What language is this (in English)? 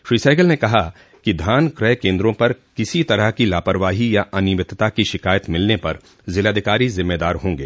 Hindi